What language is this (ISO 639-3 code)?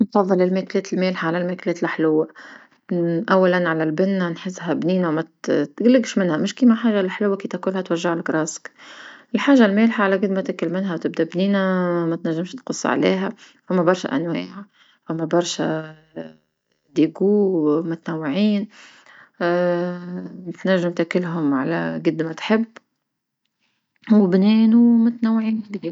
aeb